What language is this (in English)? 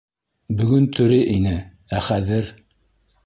Bashkir